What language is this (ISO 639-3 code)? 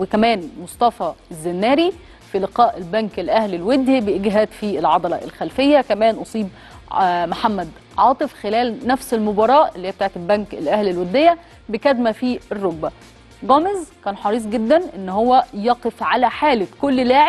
ara